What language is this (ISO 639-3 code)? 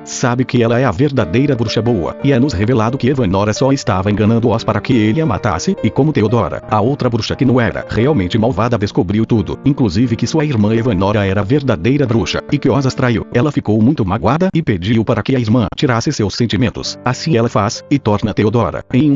por